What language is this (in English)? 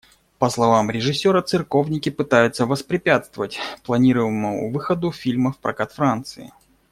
Russian